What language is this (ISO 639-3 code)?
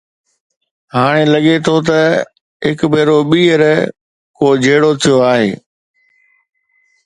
snd